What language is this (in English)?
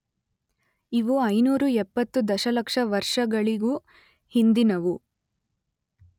Kannada